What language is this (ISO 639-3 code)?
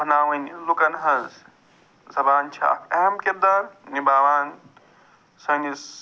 kas